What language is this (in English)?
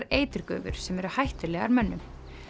Icelandic